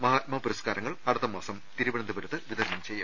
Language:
Malayalam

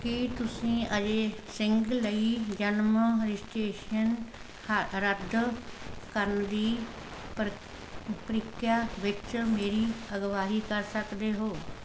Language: Punjabi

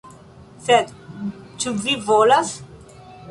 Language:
Esperanto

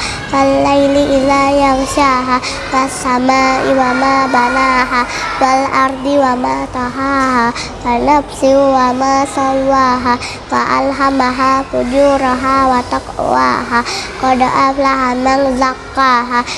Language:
Indonesian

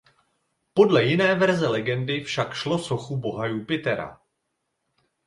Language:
Czech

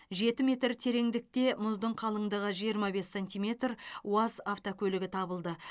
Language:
Kazakh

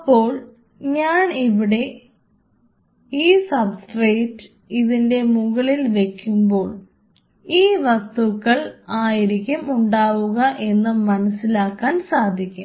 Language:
Malayalam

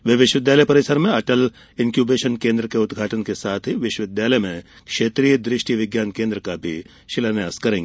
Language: Hindi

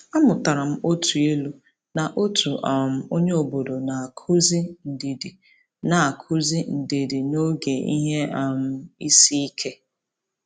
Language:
Igbo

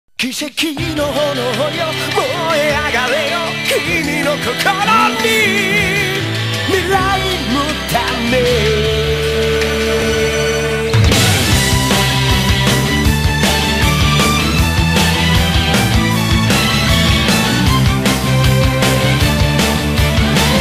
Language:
Thai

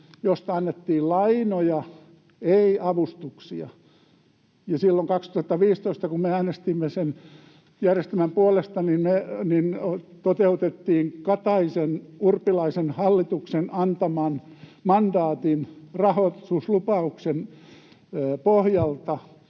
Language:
Finnish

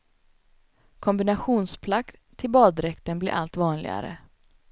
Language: Swedish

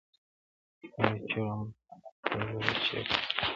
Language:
Pashto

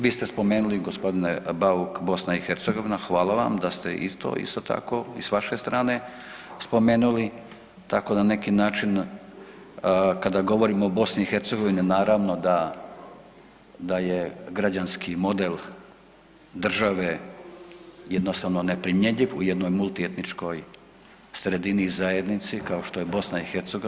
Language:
Croatian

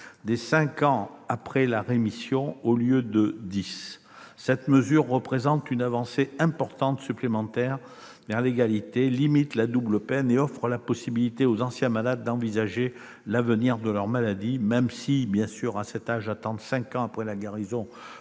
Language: French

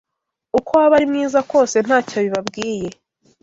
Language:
Kinyarwanda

